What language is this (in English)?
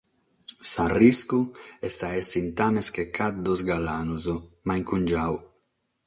Sardinian